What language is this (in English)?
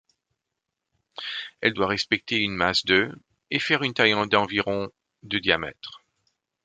French